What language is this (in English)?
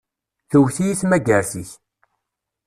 Kabyle